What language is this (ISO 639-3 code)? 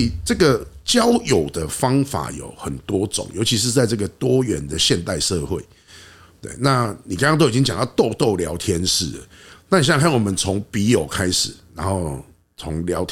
zho